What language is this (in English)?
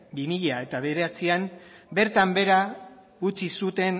Basque